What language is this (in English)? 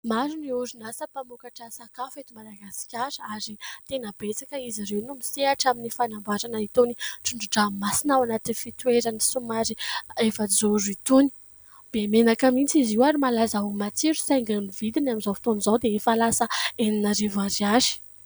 Malagasy